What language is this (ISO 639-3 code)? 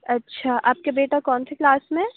urd